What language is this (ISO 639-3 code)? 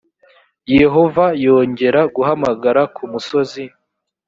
kin